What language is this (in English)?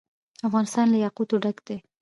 Pashto